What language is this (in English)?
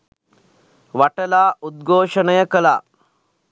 Sinhala